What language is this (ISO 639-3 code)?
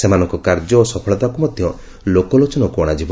ori